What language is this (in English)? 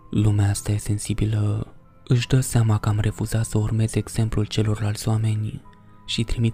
Romanian